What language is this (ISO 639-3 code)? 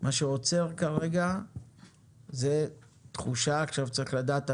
heb